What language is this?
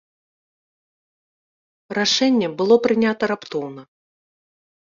Belarusian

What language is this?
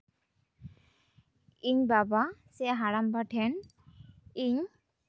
Santali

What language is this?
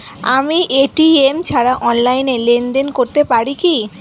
Bangla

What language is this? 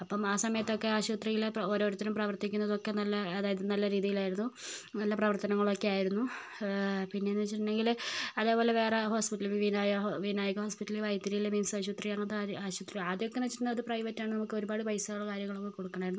Malayalam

